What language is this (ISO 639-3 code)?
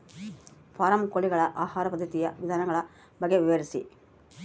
kan